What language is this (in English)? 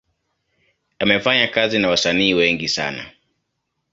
Swahili